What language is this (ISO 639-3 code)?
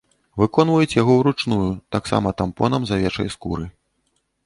bel